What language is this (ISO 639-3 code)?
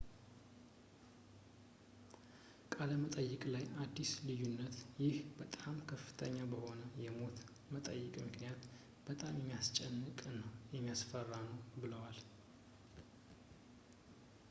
amh